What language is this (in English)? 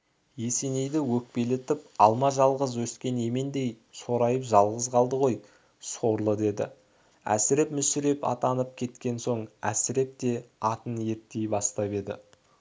Kazakh